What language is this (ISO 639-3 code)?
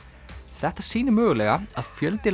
isl